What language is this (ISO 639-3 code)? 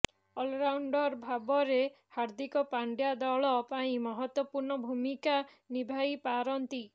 ori